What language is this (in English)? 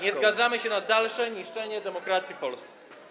Polish